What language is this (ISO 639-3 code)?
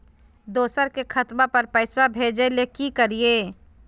mag